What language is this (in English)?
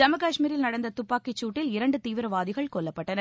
Tamil